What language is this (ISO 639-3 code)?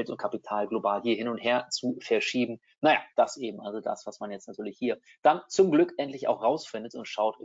deu